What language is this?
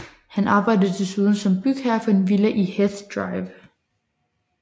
Danish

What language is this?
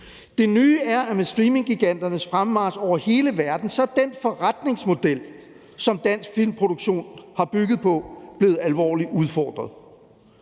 Danish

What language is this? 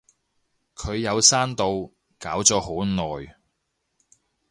Cantonese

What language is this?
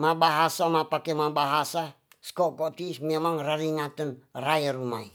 Tonsea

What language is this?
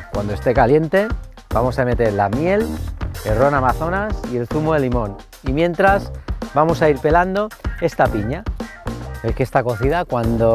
Spanish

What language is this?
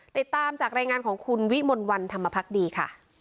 Thai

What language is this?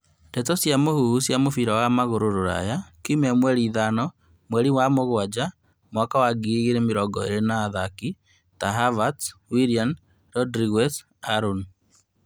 Kikuyu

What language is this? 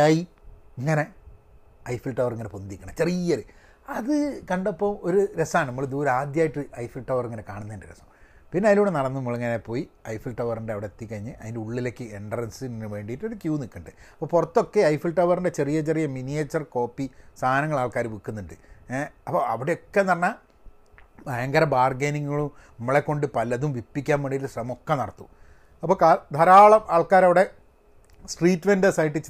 Malayalam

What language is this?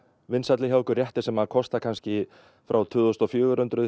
Icelandic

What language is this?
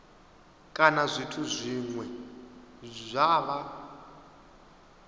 Venda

